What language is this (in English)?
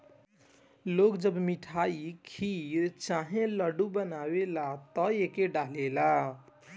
Bhojpuri